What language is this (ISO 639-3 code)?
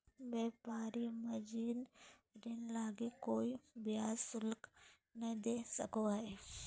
mag